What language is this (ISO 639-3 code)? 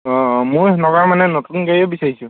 asm